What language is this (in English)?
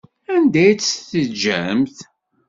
Kabyle